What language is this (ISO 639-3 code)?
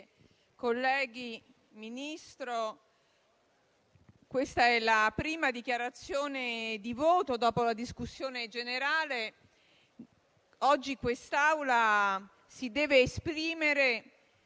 ita